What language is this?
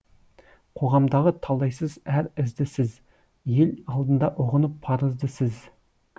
Kazakh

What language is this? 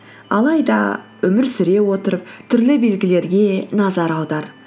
Kazakh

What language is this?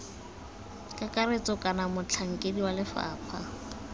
Tswana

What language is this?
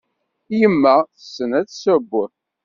Kabyle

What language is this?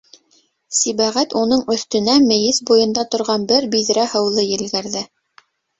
Bashkir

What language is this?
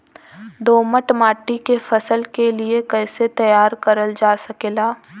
Bhojpuri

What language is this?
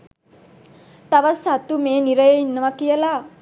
Sinhala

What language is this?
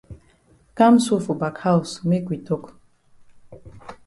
Cameroon Pidgin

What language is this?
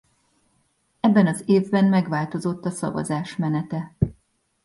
Hungarian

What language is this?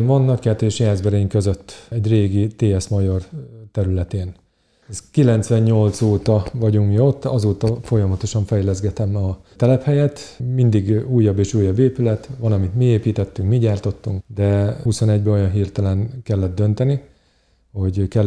Hungarian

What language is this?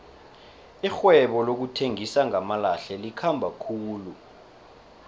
South Ndebele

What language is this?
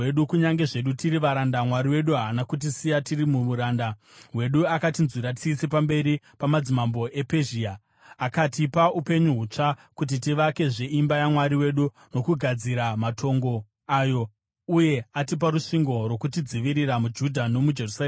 Shona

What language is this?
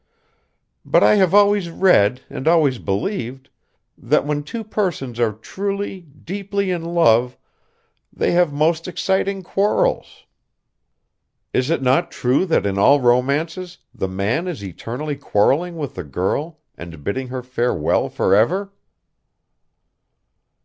English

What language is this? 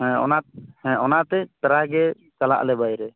Santali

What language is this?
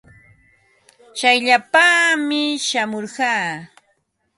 Ambo-Pasco Quechua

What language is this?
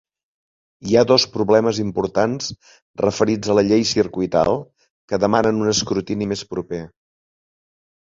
Catalan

